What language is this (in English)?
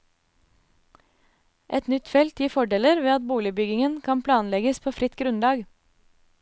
Norwegian